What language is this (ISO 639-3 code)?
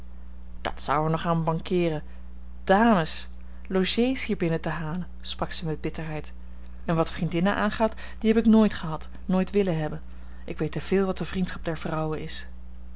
nld